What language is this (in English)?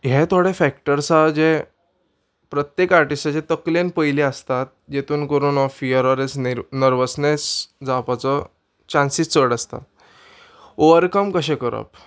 Konkani